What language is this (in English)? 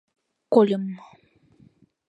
Mari